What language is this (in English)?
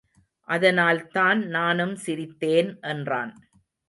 Tamil